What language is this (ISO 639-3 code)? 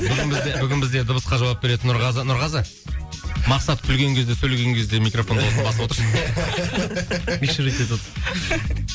kaz